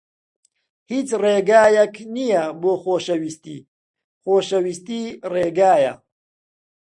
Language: Central Kurdish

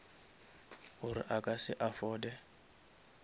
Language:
Northern Sotho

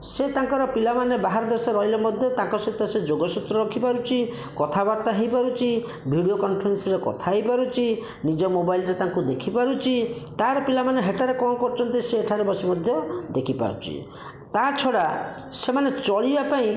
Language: Odia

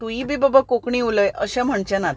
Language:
Konkani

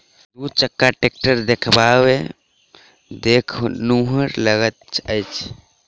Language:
Maithili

